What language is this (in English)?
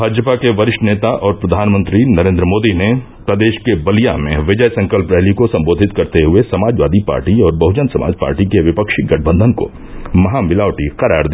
Hindi